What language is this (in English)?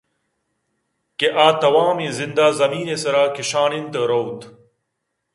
Eastern Balochi